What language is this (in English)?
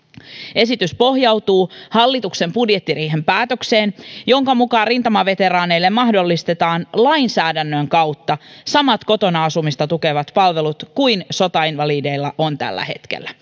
Finnish